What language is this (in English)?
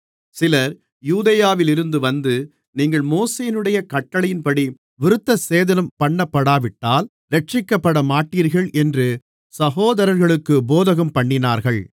Tamil